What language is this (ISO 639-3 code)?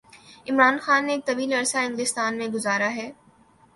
urd